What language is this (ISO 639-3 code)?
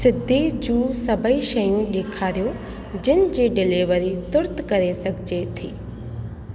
snd